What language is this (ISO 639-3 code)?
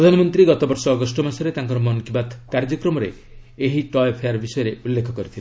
ori